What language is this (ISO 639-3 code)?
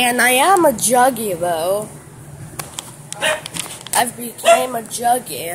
eng